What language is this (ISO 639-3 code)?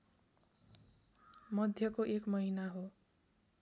nep